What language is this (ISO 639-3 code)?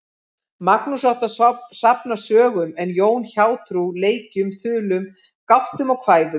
isl